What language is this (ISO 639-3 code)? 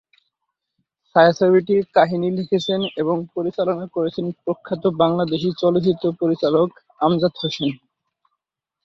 ben